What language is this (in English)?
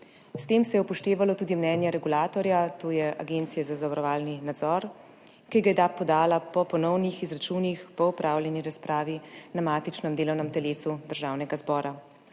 Slovenian